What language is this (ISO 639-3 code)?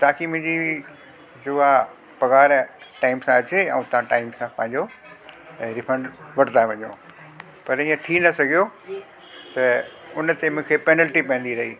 snd